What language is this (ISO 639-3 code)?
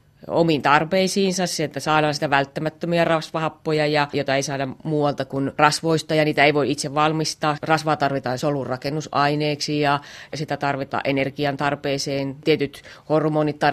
fin